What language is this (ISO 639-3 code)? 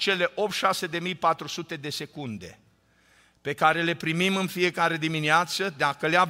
ron